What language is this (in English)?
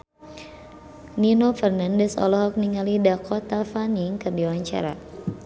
Sundanese